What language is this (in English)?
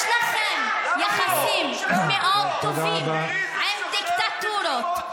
Hebrew